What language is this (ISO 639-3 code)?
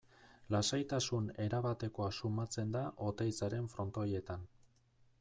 eus